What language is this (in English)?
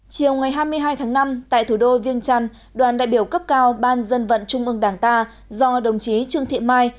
Vietnamese